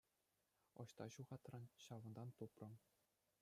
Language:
Chuvash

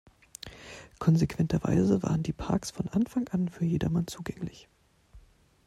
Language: German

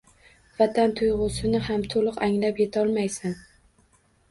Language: Uzbek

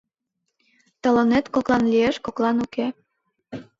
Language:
Mari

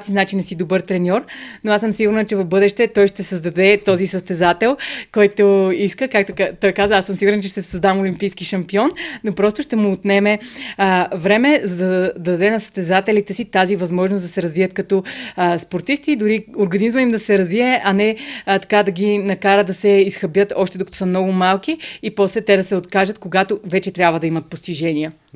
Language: Bulgarian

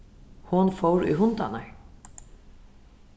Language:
Faroese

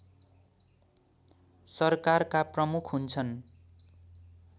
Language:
Nepali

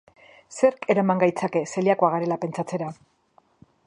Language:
Basque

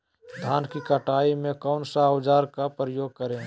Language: Magahi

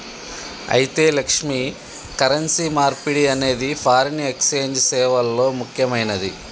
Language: Telugu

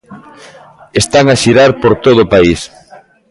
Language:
Galician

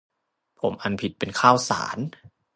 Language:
Thai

